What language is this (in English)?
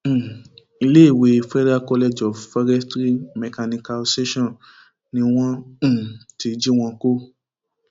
Yoruba